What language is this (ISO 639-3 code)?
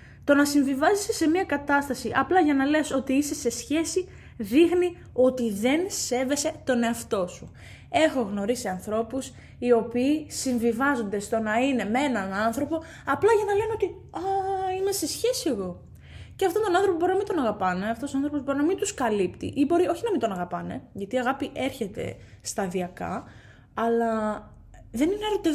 ell